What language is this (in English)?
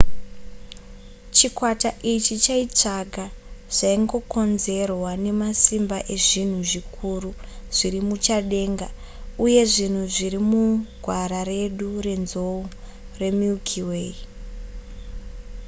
Shona